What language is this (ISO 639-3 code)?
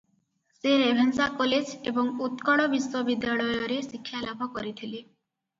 ori